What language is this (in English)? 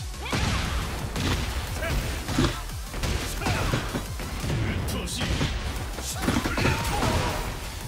Korean